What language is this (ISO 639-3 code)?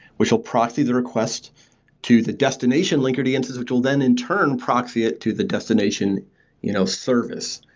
eng